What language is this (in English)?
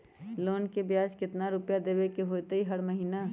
Magahi